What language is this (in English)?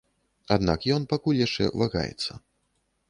Belarusian